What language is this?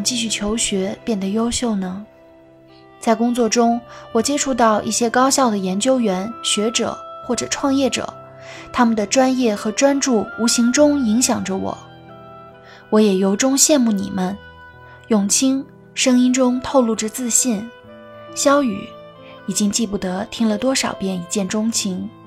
Chinese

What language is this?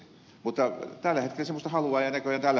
Finnish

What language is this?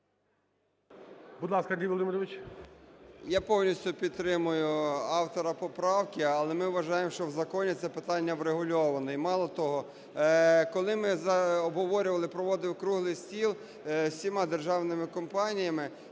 Ukrainian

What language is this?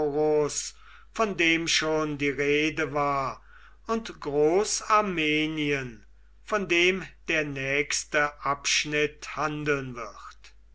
German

